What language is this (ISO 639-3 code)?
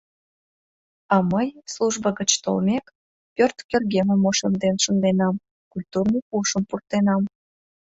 chm